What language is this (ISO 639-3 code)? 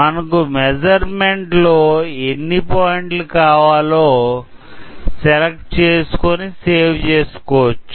tel